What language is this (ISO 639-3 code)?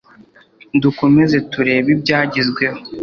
kin